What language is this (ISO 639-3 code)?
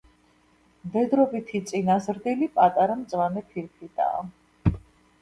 kat